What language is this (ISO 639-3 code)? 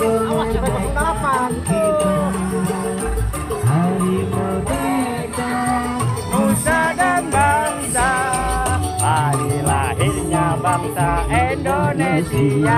ind